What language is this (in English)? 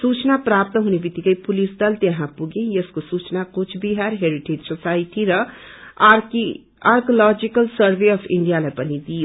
Nepali